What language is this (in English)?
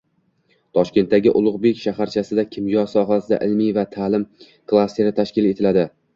Uzbek